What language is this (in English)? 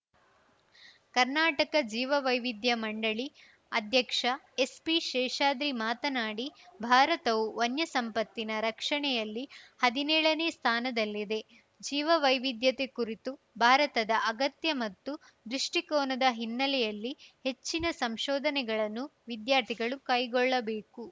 Kannada